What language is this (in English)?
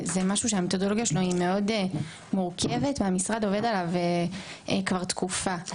Hebrew